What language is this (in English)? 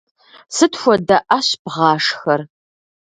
Kabardian